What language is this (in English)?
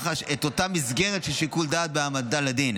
Hebrew